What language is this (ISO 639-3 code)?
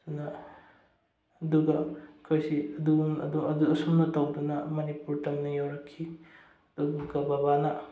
mni